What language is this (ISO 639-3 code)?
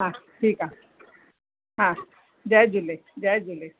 snd